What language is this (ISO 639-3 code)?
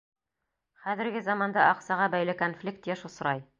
bak